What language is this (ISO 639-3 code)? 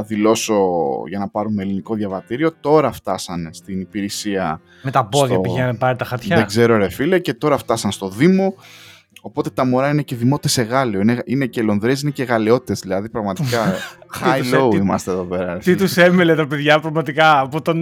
ell